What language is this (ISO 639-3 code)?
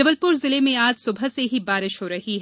hin